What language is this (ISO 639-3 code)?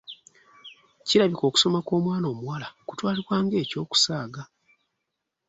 lug